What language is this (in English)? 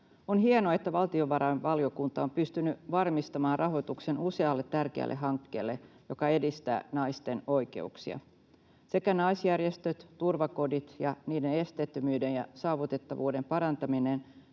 Finnish